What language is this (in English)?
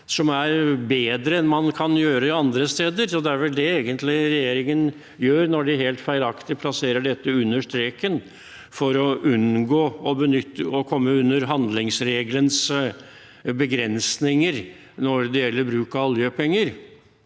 Norwegian